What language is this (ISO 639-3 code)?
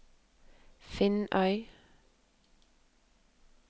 nor